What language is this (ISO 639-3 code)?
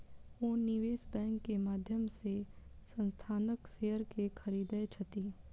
mai